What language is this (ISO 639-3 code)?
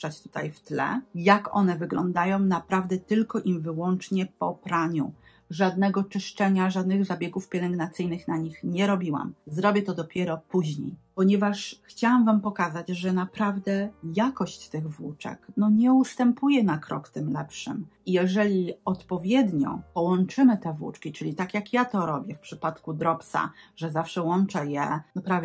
pol